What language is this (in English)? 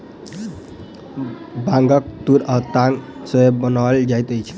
Maithili